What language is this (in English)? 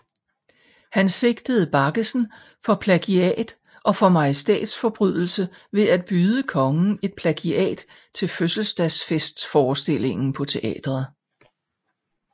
Danish